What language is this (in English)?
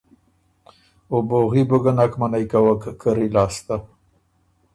Ormuri